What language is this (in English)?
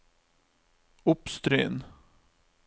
Norwegian